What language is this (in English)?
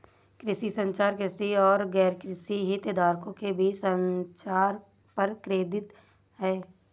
Hindi